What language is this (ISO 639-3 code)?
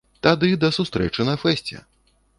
bel